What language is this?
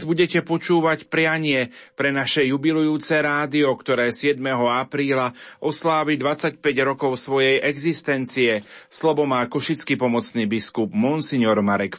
Slovak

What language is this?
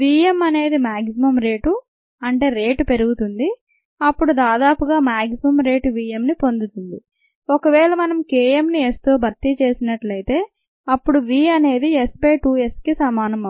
Telugu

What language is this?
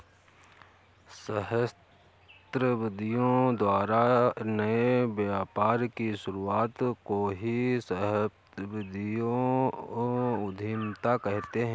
Hindi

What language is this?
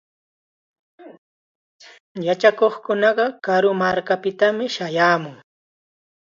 Chiquián Ancash Quechua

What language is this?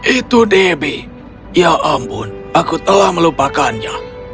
Indonesian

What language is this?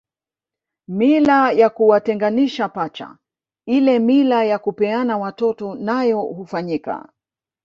Swahili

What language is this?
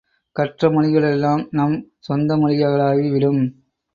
Tamil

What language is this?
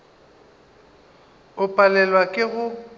Northern Sotho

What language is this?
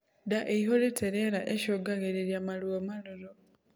Kikuyu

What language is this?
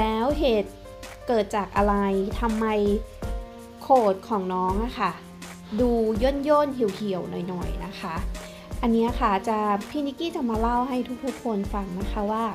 Thai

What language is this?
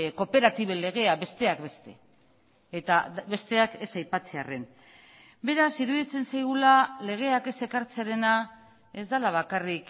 Basque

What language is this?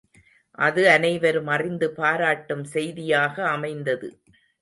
Tamil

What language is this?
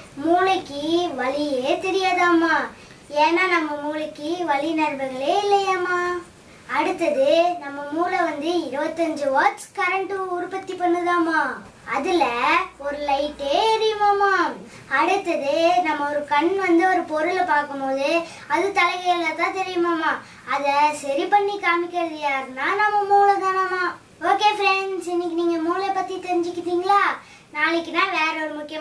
Romanian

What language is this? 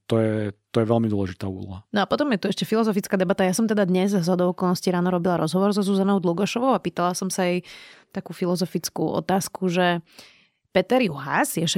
Slovak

